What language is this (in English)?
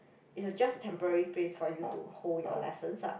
English